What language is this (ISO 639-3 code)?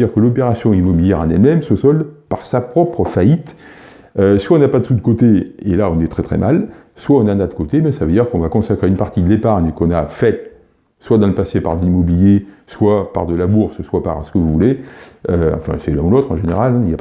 fra